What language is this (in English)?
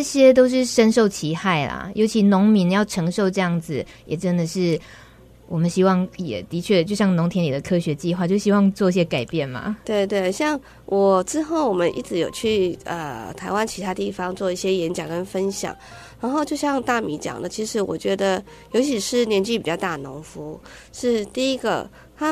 Chinese